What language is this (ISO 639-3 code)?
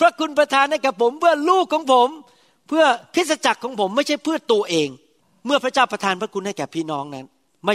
tha